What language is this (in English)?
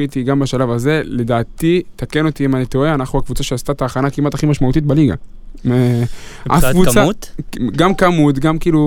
Hebrew